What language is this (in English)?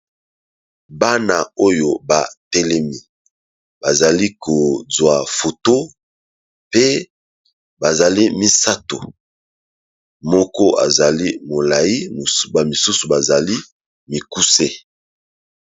Lingala